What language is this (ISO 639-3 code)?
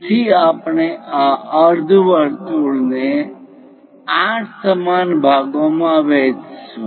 guj